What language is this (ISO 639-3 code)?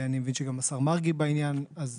heb